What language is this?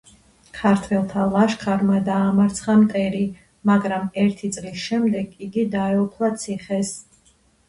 Georgian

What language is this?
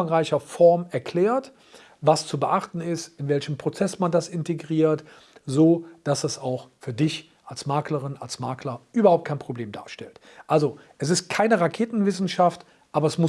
German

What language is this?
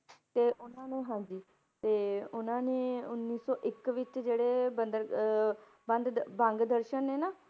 Punjabi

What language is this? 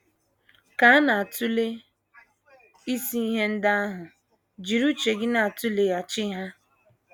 Igbo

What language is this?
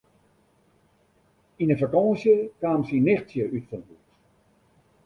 Western Frisian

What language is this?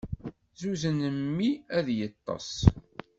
Kabyle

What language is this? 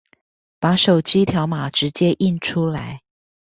Chinese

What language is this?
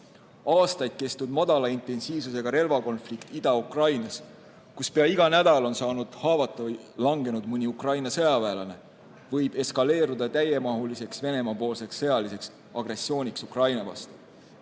Estonian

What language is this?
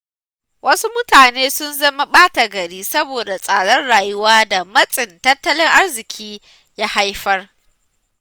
Hausa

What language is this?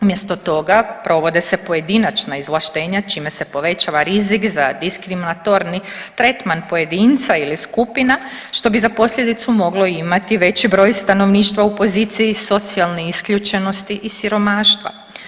Croatian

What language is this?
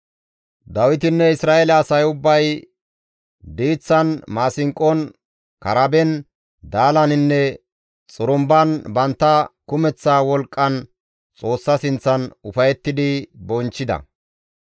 Gamo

